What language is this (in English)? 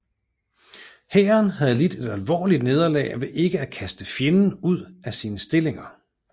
Danish